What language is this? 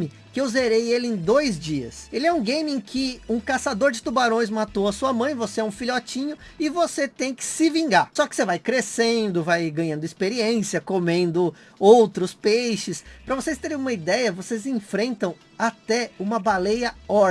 Portuguese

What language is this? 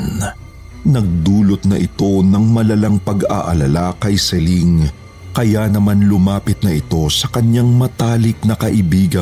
Filipino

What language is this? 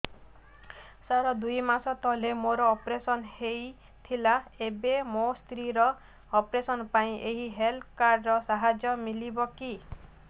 Odia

